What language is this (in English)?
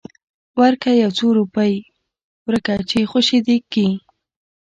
Pashto